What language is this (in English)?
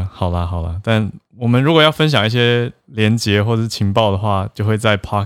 Chinese